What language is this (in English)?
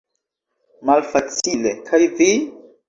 Esperanto